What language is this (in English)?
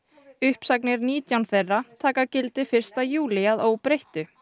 Icelandic